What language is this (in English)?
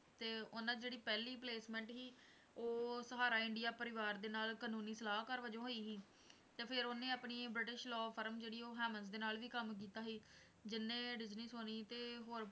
Punjabi